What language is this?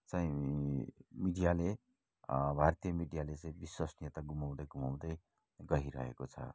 Nepali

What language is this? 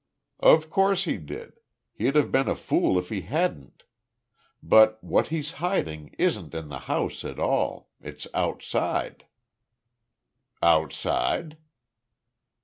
English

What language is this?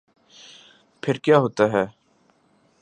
Urdu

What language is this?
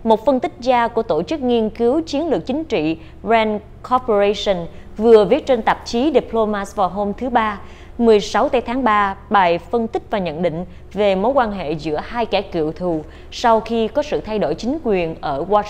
Vietnamese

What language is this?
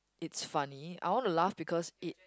English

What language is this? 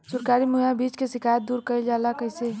Bhojpuri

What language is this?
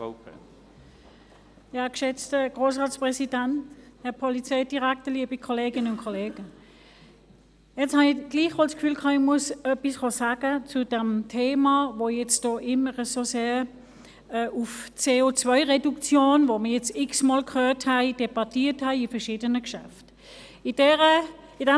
Swiss German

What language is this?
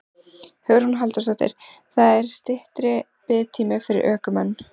Icelandic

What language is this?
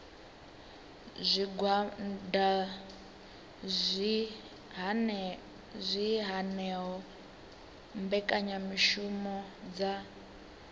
Venda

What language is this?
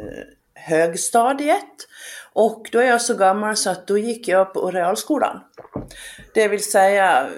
Swedish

